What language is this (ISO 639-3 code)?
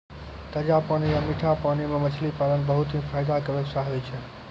mai